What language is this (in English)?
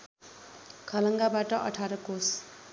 Nepali